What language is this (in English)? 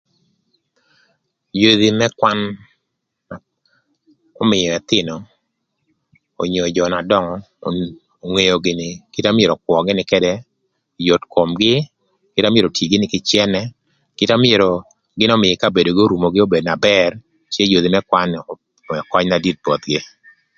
Thur